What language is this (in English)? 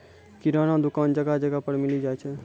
Maithili